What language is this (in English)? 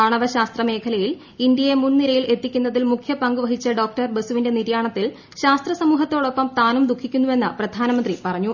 Malayalam